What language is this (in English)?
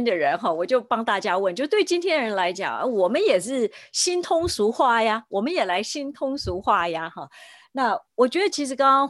Chinese